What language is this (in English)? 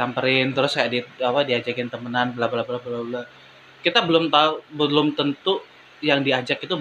Indonesian